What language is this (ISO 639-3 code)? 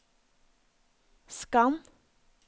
nor